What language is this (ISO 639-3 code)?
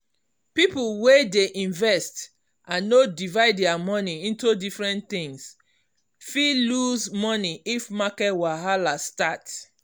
pcm